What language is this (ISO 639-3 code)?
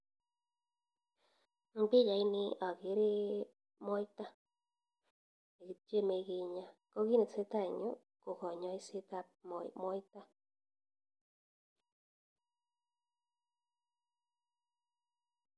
kln